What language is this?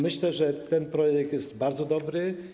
Polish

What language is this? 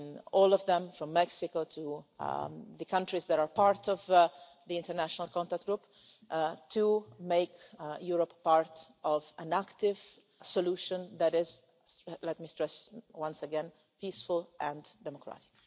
English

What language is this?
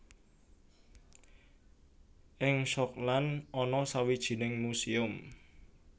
Javanese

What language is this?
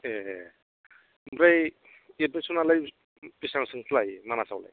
Bodo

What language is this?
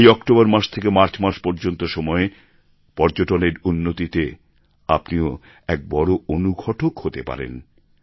Bangla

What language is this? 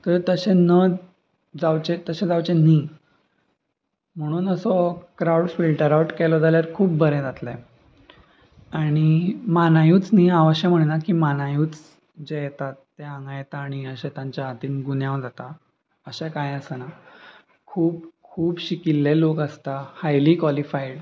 Konkani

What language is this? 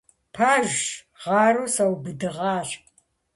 Kabardian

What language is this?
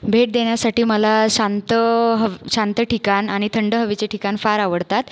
Marathi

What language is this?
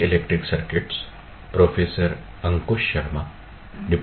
Marathi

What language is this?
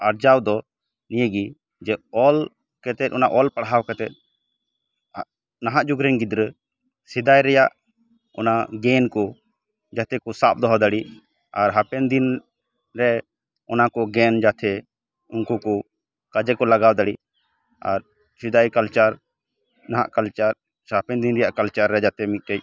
Santali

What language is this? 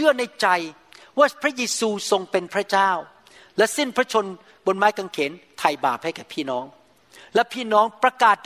Thai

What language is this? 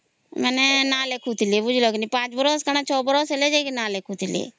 Odia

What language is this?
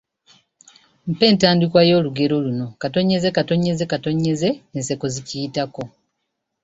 Ganda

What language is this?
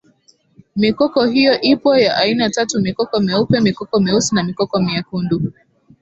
Swahili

